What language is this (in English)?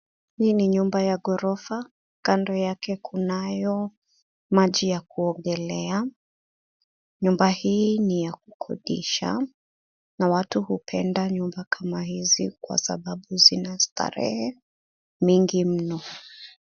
Swahili